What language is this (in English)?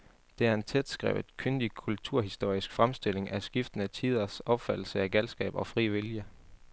Danish